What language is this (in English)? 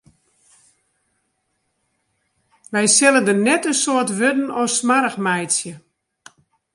Western Frisian